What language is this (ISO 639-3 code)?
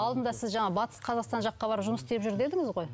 kaz